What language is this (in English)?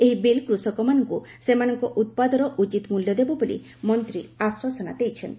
Odia